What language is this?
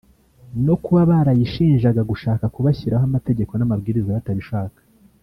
Kinyarwanda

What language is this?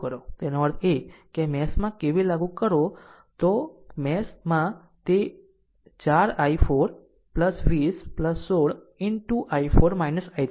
Gujarati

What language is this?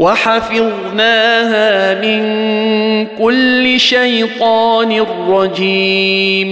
Arabic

